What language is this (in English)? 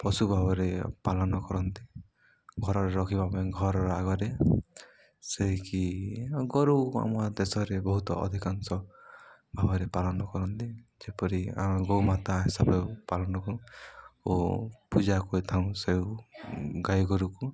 Odia